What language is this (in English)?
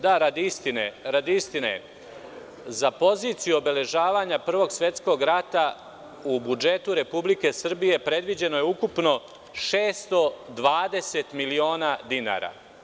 Serbian